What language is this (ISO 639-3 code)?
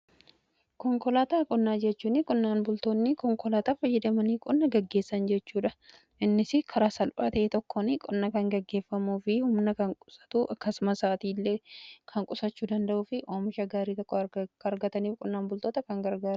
orm